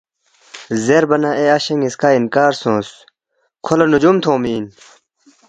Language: Balti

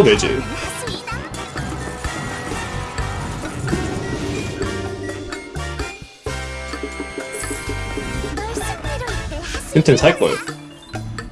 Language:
Korean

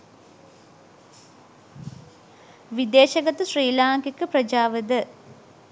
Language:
Sinhala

